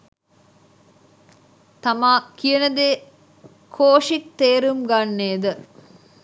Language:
Sinhala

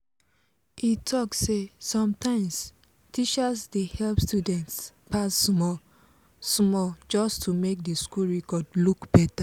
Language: Nigerian Pidgin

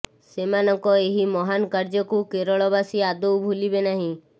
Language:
Odia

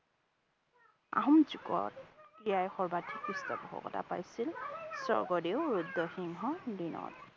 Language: Assamese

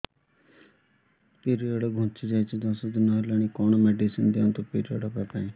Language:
Odia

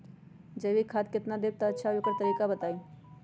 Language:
Magahi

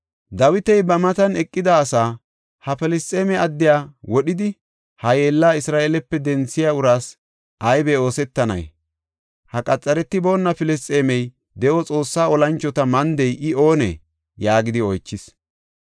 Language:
Gofa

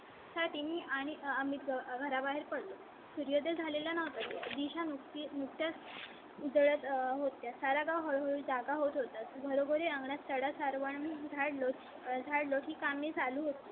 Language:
Marathi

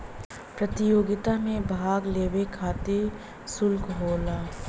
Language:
Bhojpuri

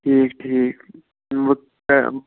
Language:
Kashmiri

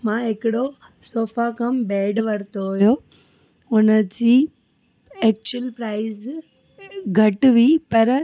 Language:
Sindhi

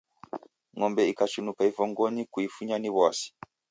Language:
Taita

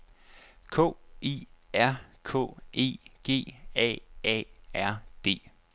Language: Danish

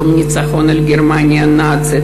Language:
Hebrew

